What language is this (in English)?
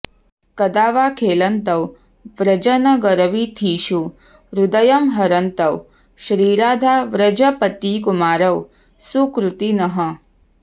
Sanskrit